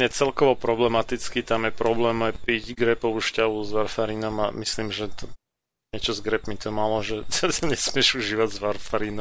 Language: Slovak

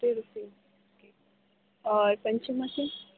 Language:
Urdu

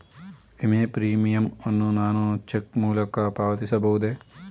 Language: Kannada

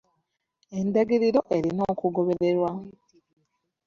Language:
Ganda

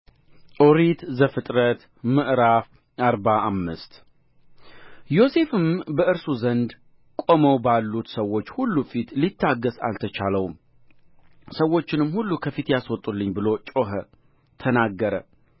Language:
Amharic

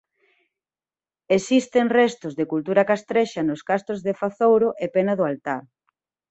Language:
Galician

